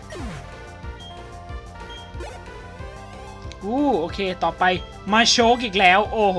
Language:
Thai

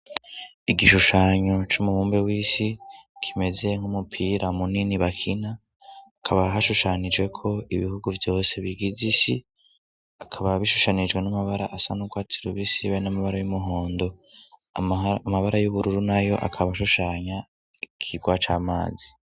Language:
Rundi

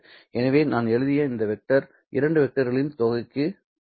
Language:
Tamil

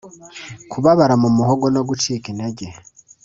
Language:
Kinyarwanda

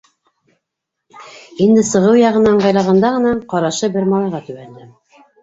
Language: Bashkir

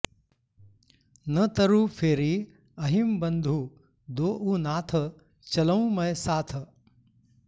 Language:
Sanskrit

